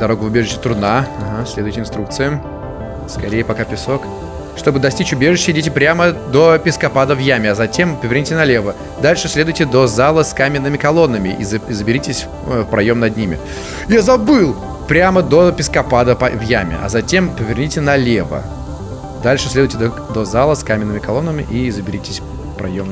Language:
Russian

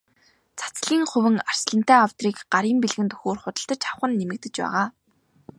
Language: Mongolian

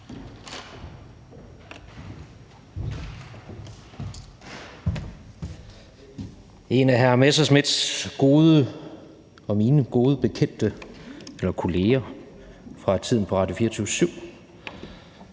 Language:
Danish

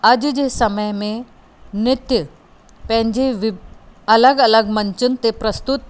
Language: Sindhi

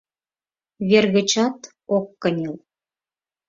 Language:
Mari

